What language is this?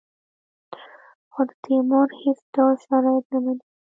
Pashto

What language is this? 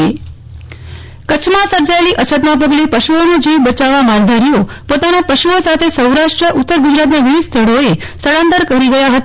Gujarati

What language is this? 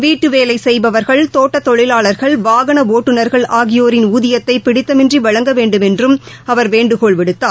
Tamil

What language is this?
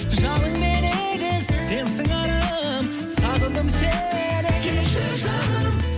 Kazakh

